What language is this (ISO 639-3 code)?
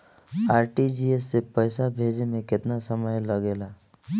bho